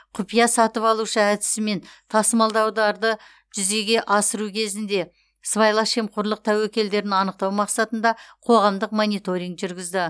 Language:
Kazakh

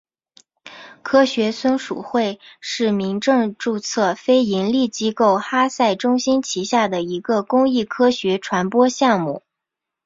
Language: Chinese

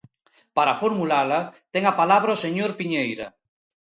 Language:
Galician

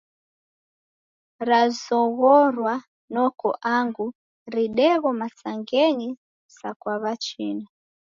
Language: Taita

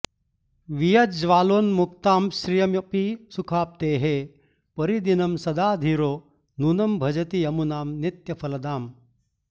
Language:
Sanskrit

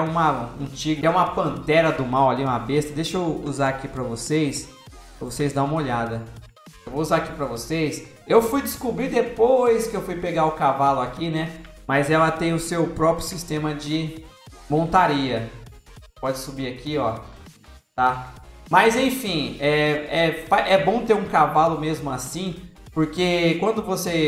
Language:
Portuguese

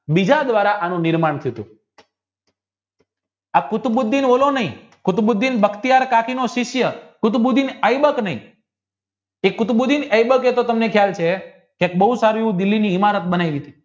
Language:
Gujarati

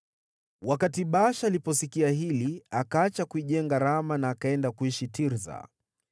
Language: Swahili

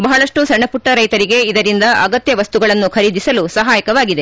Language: Kannada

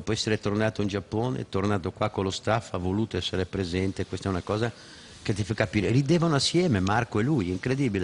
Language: Italian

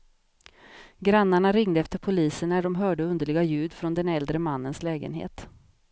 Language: Swedish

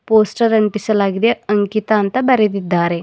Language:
Kannada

